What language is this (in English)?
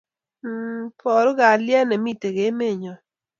Kalenjin